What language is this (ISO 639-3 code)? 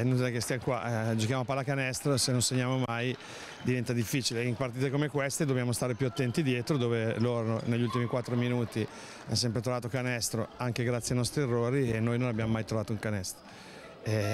ita